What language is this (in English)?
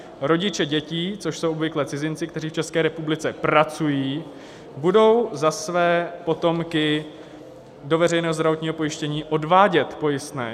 Czech